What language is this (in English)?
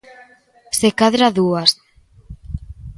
Galician